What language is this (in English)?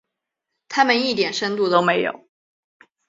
Chinese